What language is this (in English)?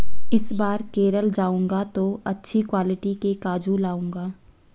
Hindi